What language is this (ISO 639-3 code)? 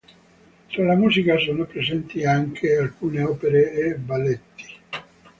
ita